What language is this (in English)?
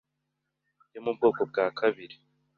Kinyarwanda